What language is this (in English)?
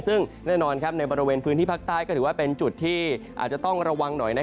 Thai